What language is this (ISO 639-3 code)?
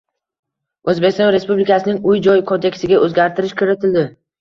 uzb